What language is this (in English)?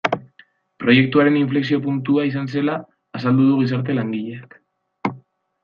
Basque